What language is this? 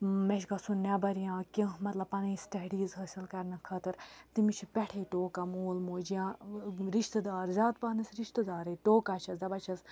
Kashmiri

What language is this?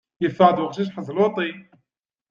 Kabyle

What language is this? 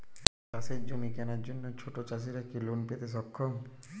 Bangla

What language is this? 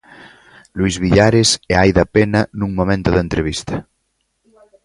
Galician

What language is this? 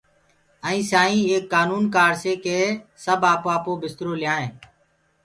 Gurgula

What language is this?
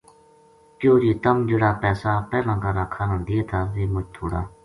Gujari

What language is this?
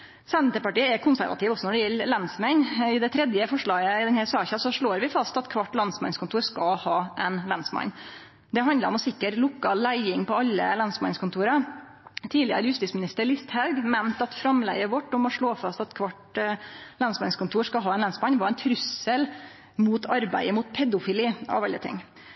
Norwegian Nynorsk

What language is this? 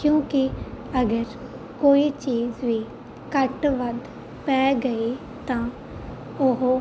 Punjabi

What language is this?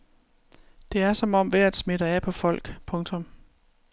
Danish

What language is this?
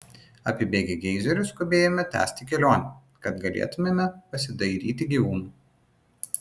Lithuanian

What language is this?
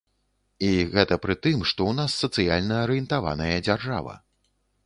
Belarusian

